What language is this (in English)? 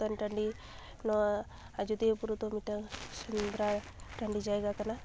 Santali